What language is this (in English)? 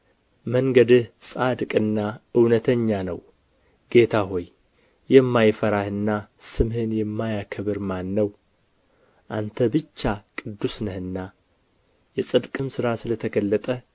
Amharic